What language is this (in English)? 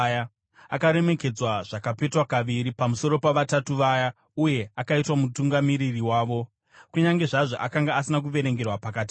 Shona